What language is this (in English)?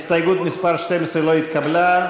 Hebrew